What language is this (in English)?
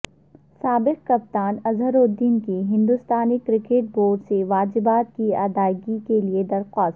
Urdu